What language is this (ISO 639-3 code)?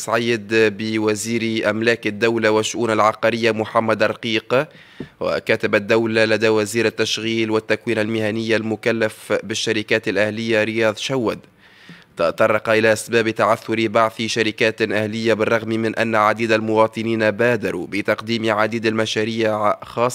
ara